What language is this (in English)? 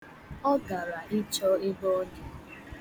Igbo